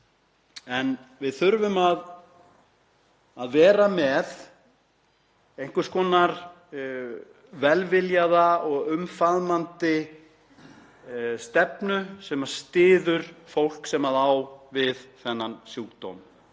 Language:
Icelandic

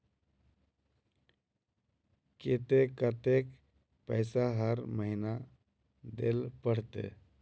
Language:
Magahi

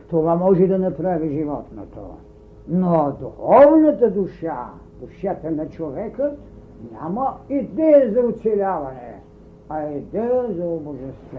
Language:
Bulgarian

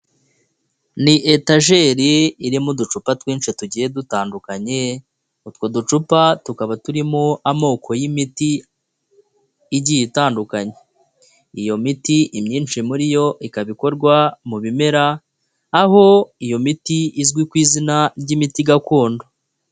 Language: Kinyarwanda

